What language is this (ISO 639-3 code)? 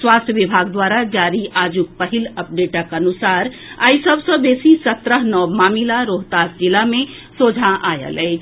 mai